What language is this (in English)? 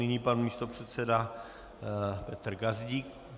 Czech